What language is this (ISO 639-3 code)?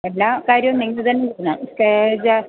mal